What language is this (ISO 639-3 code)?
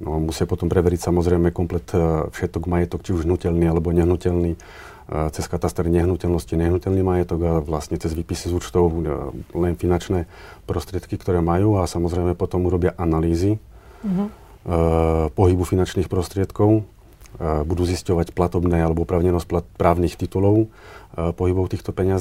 slk